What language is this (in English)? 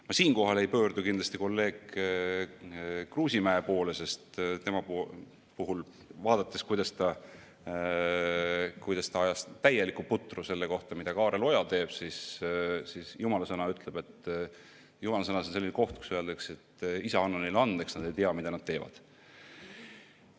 Estonian